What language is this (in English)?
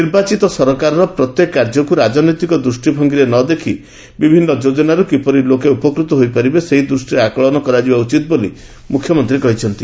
Odia